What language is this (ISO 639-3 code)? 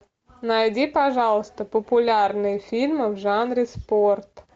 rus